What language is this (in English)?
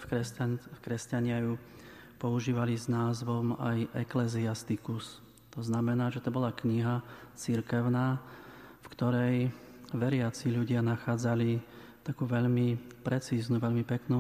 Slovak